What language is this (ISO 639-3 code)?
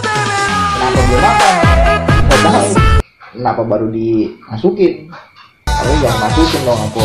ind